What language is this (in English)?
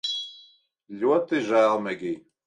Latvian